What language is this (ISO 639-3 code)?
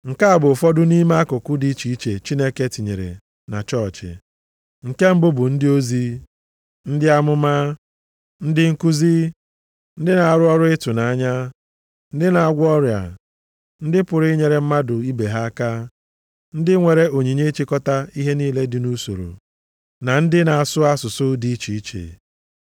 ibo